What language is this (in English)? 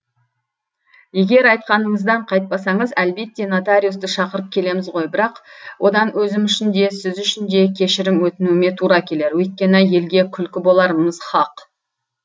Kazakh